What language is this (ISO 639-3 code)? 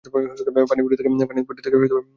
ben